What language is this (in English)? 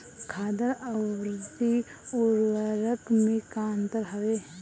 Bhojpuri